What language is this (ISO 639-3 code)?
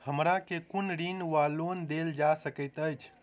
mai